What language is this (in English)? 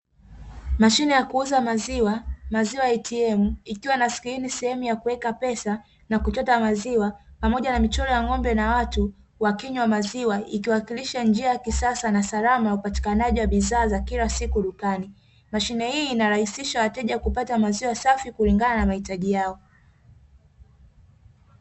Swahili